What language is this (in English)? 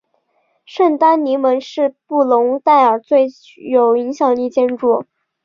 Chinese